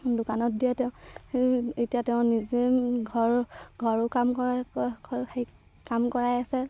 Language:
Assamese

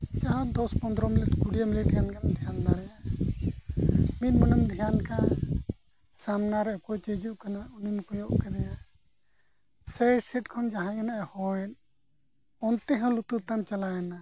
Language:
Santali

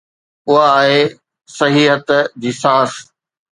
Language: Sindhi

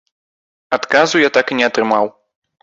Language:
Belarusian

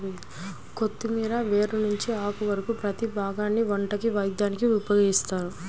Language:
Telugu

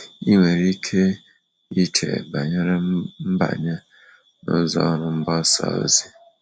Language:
Igbo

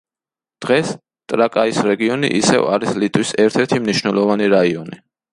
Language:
Georgian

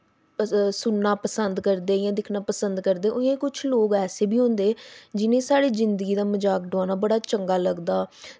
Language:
Dogri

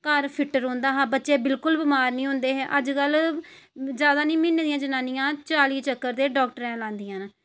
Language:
Dogri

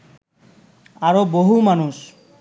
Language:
Bangla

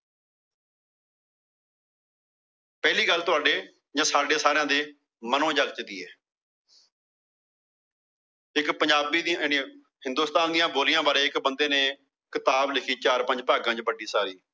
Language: Punjabi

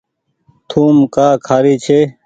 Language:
Goaria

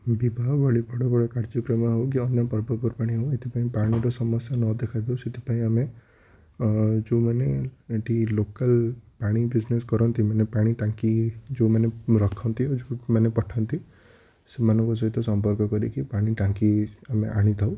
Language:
Odia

